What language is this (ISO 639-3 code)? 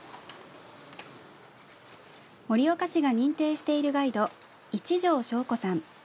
jpn